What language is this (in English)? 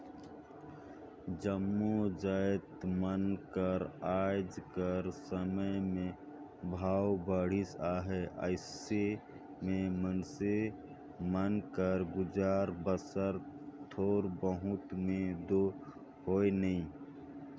Chhattisgarhi